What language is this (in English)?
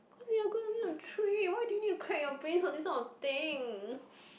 English